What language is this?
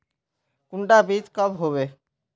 Magahi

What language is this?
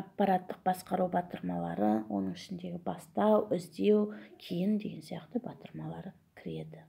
Russian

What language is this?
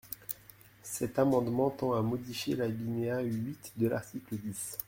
French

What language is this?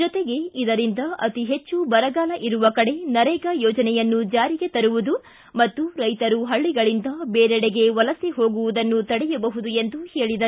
Kannada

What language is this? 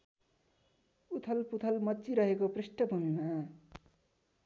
Nepali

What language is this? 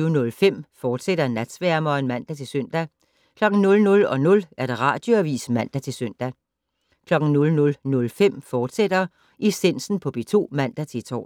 Danish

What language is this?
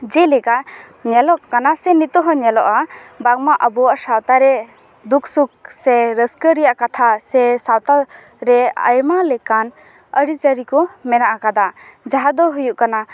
Santali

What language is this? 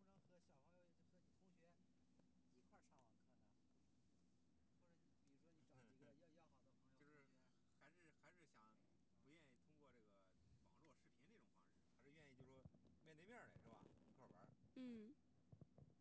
Chinese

